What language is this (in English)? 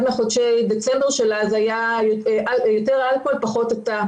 Hebrew